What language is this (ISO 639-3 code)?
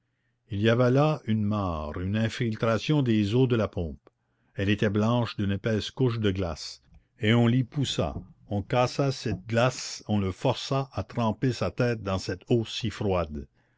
fra